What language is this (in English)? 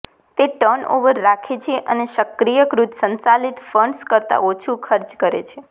Gujarati